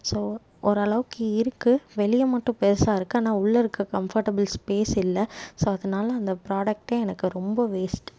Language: Tamil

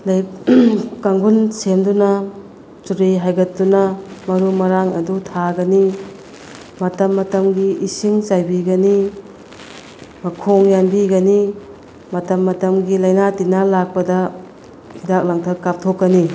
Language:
Manipuri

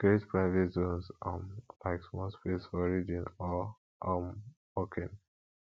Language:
Nigerian Pidgin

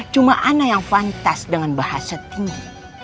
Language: Indonesian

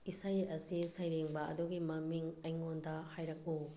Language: Manipuri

